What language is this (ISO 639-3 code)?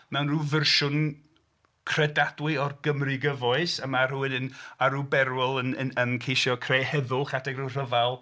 cym